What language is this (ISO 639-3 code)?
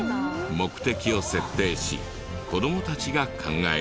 jpn